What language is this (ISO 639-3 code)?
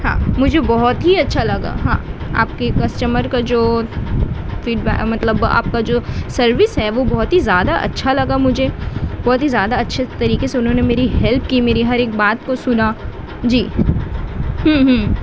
urd